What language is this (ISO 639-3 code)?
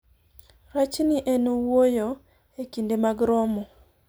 luo